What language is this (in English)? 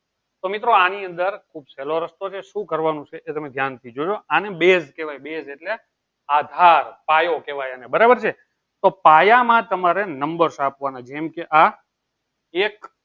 Gujarati